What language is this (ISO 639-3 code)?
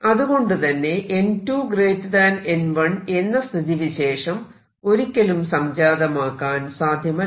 mal